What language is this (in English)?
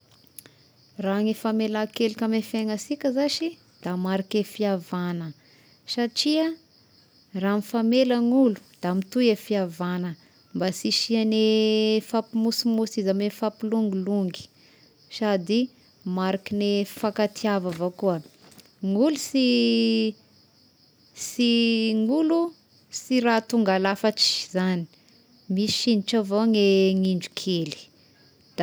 Tesaka Malagasy